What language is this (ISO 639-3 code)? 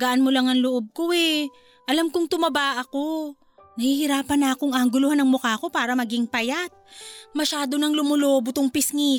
fil